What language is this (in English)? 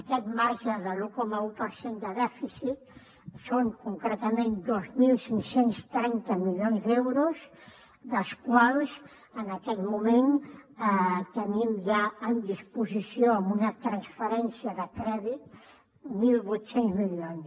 Catalan